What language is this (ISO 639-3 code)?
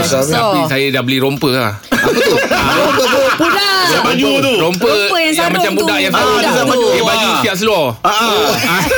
msa